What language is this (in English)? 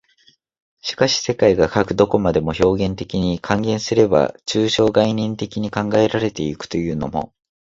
Japanese